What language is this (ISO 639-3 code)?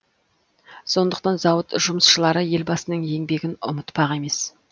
kaz